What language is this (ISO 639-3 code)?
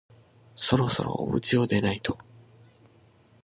jpn